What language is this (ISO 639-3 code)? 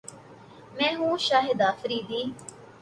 urd